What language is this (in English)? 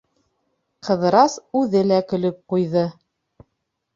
Bashkir